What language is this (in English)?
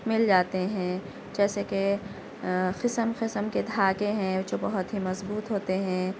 Urdu